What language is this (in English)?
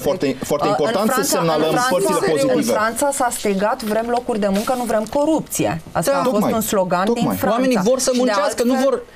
Romanian